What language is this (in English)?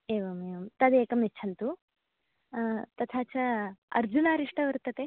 Sanskrit